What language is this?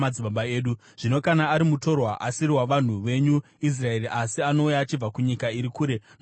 Shona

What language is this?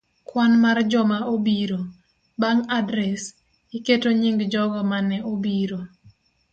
Luo (Kenya and Tanzania)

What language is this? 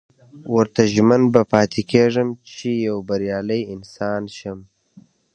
Pashto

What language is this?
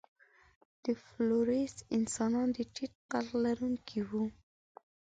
Pashto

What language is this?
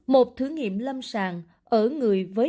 Vietnamese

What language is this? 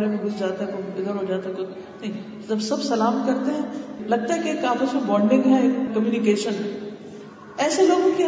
Urdu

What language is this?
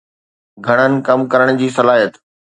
Sindhi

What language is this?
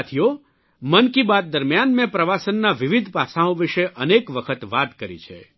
Gujarati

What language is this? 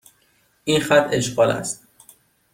Persian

